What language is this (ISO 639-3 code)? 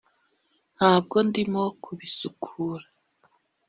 kin